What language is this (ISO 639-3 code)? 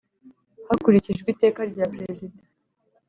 kin